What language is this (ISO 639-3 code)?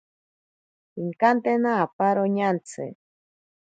prq